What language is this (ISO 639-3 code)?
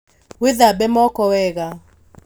kik